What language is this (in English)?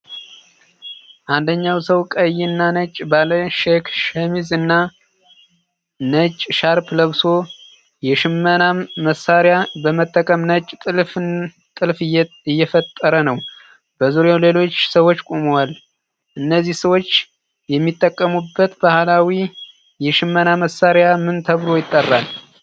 Amharic